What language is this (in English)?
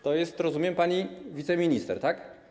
Polish